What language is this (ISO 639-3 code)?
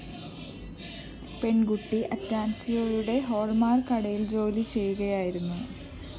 mal